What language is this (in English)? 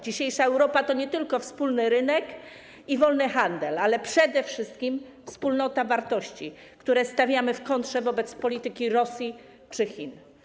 Polish